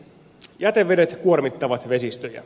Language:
Finnish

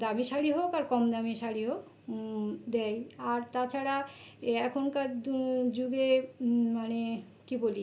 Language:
Bangla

